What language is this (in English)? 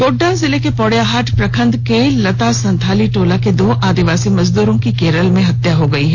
Hindi